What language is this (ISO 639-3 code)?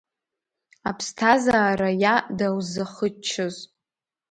abk